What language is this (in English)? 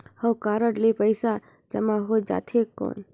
Chhattisgarhi